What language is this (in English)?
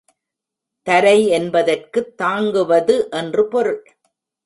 Tamil